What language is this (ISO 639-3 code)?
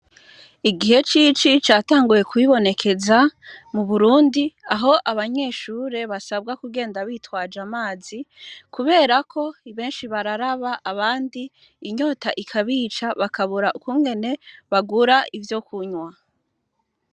run